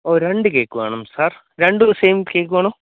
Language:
Malayalam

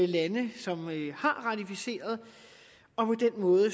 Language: Danish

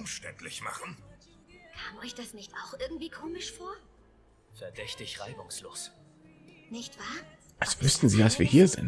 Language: German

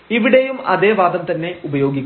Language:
Malayalam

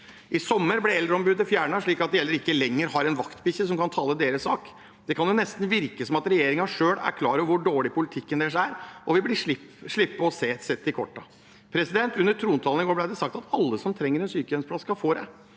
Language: Norwegian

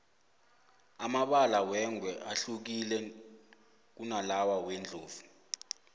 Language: South Ndebele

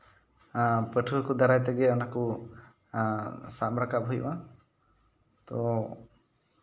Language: Santali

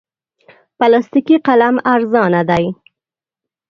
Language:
Pashto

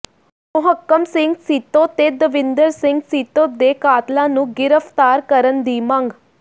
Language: Punjabi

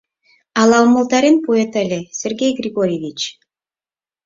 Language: Mari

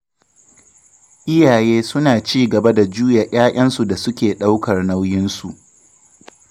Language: Hausa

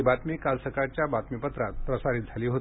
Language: Marathi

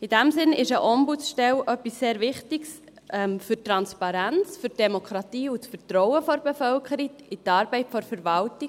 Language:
Swiss German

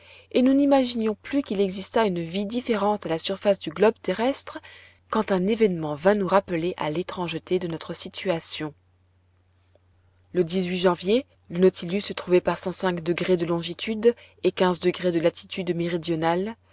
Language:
French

